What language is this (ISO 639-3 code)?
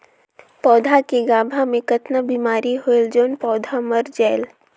hne